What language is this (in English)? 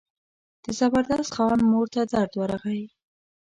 Pashto